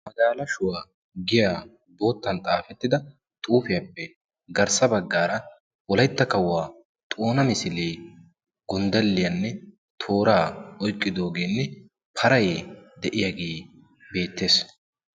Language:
Wolaytta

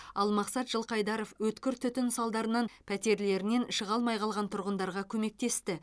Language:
Kazakh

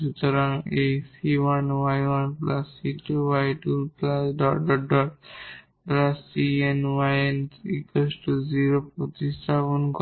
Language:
Bangla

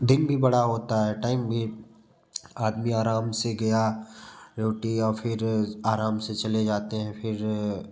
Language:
Hindi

